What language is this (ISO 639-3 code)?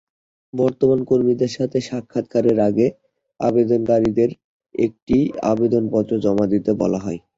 ben